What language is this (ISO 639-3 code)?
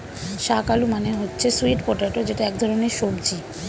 ben